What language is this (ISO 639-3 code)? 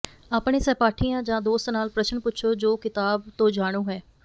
pan